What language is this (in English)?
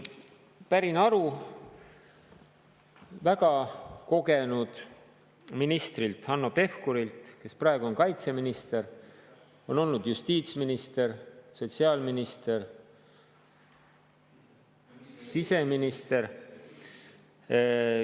Estonian